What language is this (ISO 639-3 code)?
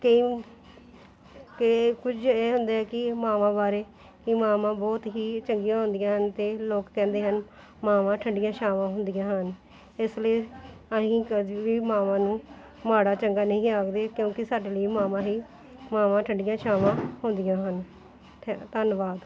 pan